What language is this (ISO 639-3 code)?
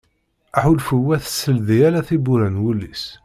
kab